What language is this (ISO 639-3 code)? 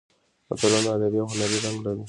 pus